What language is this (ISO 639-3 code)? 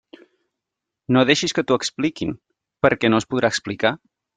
cat